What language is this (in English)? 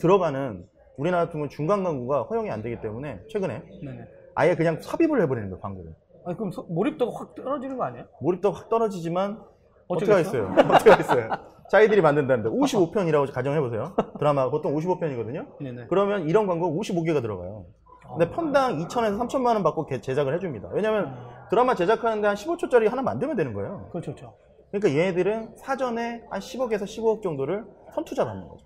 Korean